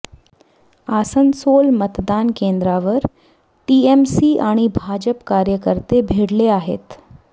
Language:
Marathi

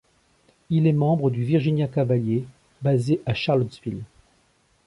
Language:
French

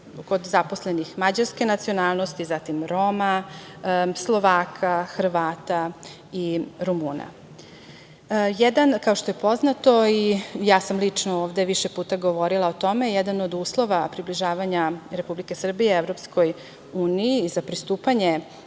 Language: Serbian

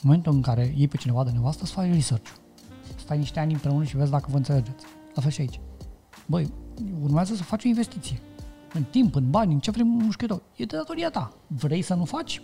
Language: Romanian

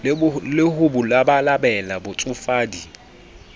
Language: Southern Sotho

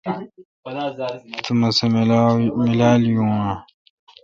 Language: Kalkoti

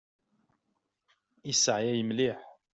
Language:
Kabyle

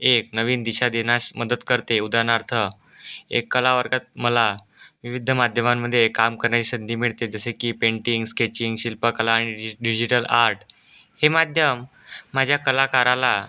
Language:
Marathi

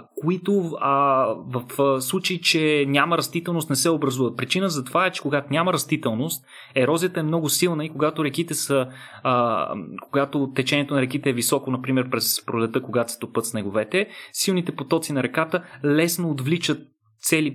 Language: Bulgarian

